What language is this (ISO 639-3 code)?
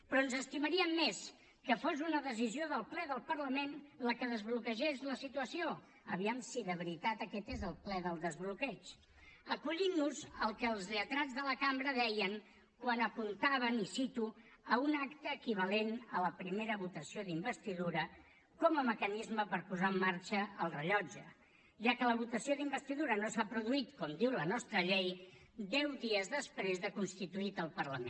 cat